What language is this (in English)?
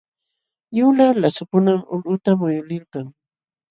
Jauja Wanca Quechua